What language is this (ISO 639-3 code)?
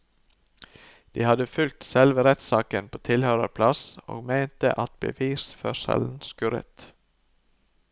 nor